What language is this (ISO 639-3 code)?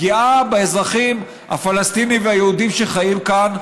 heb